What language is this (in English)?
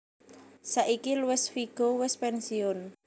Javanese